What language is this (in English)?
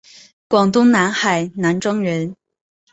Chinese